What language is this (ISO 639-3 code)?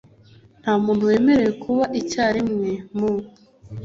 kin